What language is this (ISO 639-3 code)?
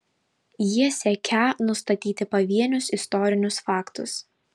lit